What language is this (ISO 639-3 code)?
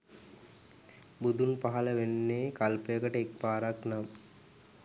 sin